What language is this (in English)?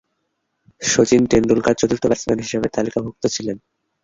Bangla